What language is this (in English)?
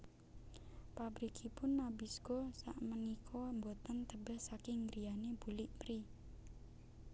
Javanese